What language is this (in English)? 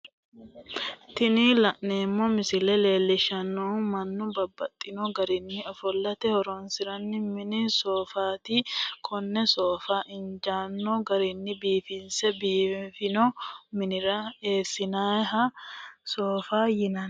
Sidamo